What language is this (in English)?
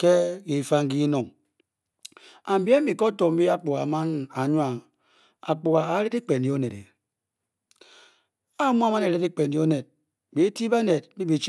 Bokyi